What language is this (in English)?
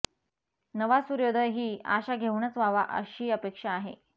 Marathi